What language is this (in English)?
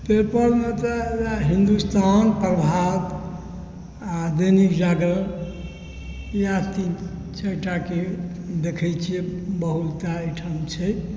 Maithili